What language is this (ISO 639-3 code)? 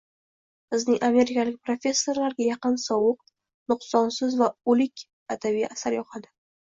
uzb